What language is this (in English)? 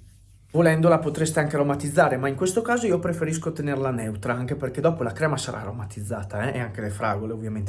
Italian